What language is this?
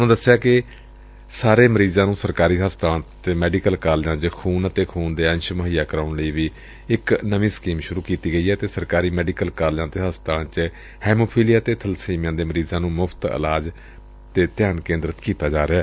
Punjabi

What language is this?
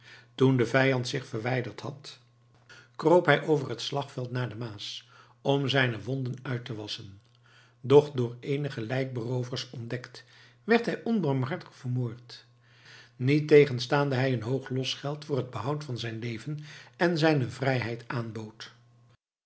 Dutch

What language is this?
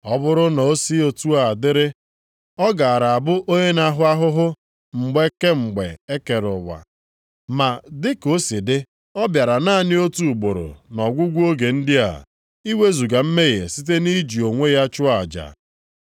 Igbo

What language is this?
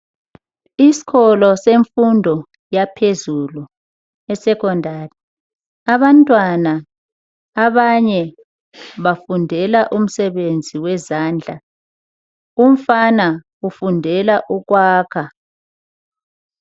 North Ndebele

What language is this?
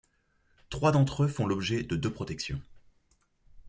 French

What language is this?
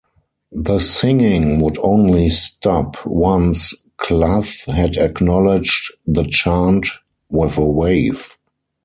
English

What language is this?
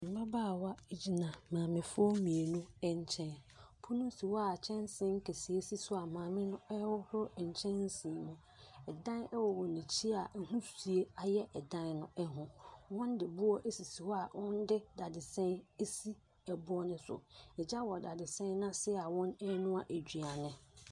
Akan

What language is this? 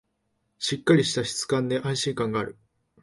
Japanese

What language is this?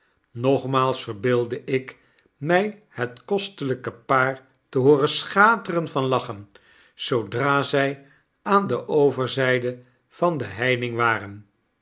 Dutch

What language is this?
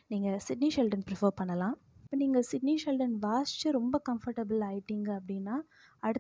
Tamil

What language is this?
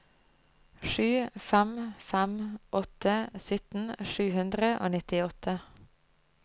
Norwegian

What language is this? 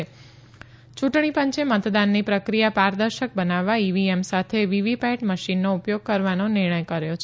Gujarati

